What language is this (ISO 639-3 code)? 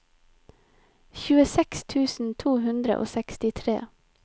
nor